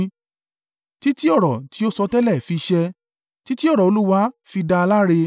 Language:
Yoruba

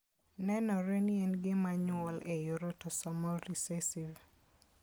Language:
Luo (Kenya and Tanzania)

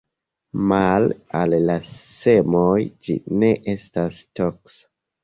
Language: Esperanto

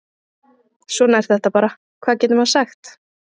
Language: Icelandic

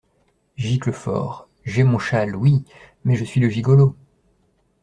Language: French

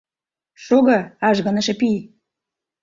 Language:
Mari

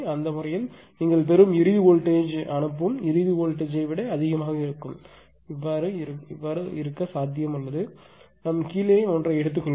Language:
Tamil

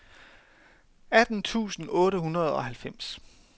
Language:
Danish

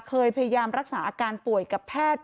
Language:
Thai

